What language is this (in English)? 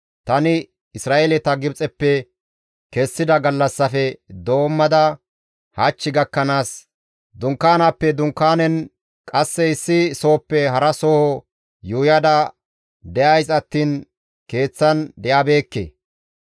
Gamo